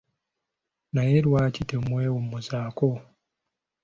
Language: Ganda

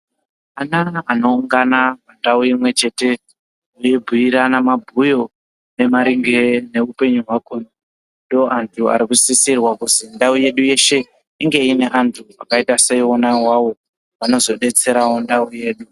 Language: Ndau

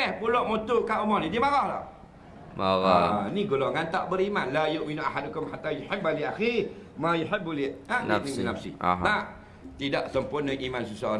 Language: Malay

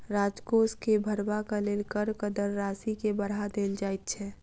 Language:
Maithili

